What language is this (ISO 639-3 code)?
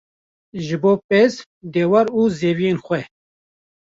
kur